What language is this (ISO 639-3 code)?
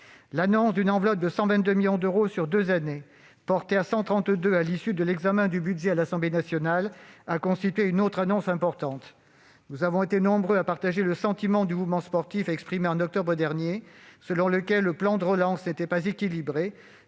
fra